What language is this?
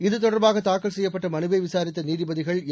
Tamil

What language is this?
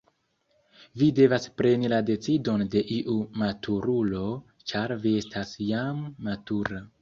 Esperanto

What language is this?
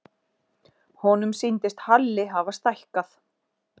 Icelandic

